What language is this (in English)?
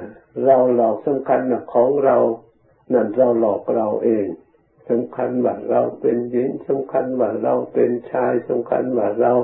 Thai